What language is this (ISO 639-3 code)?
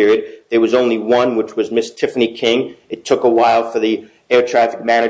eng